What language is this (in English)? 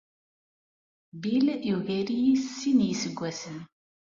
Kabyle